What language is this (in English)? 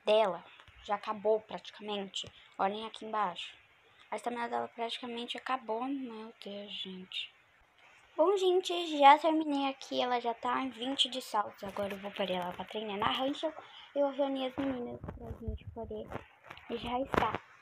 Portuguese